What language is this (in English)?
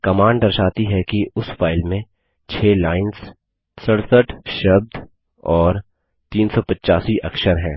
Hindi